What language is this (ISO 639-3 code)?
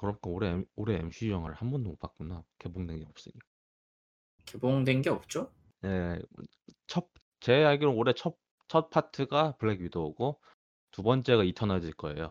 kor